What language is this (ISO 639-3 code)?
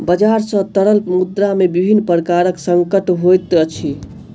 mai